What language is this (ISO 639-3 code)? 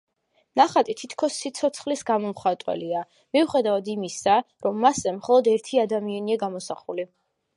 kat